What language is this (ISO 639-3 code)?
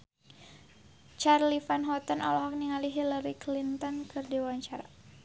sun